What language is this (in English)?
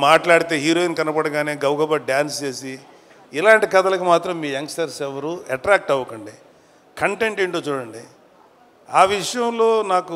Telugu